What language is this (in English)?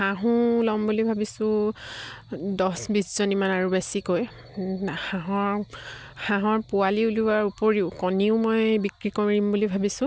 Assamese